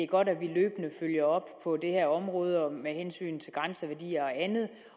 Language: Danish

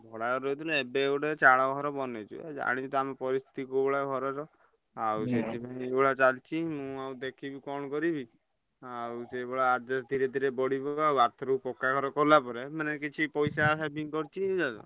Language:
Odia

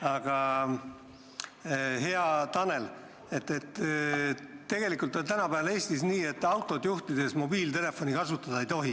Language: Estonian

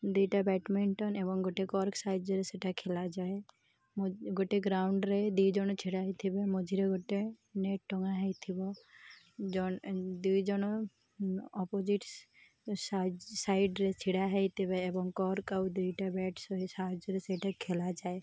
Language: Odia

